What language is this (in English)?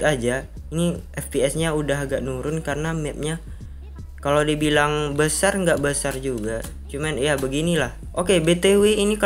Indonesian